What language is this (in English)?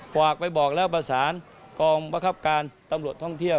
Thai